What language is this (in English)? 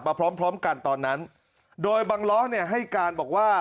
Thai